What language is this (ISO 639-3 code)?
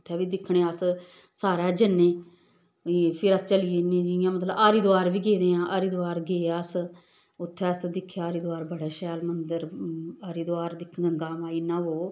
doi